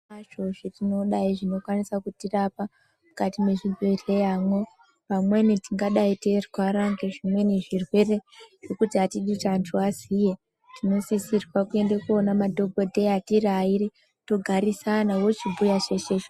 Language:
Ndau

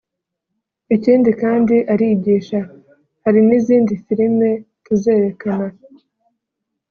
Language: Kinyarwanda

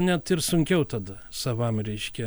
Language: Lithuanian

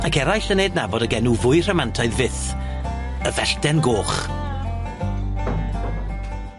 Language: Welsh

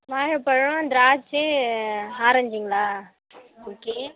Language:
Tamil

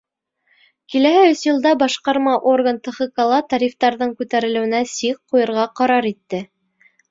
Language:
Bashkir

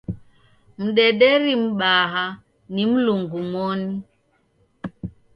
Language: Taita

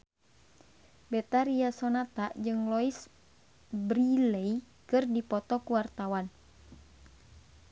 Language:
Sundanese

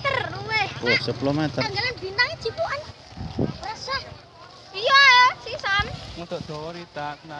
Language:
Indonesian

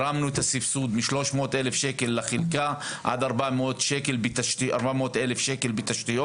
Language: Hebrew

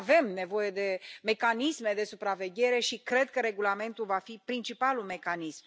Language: Romanian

